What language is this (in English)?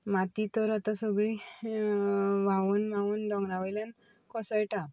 Konkani